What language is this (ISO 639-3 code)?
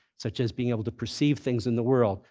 eng